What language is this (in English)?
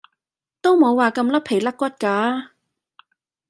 Cantonese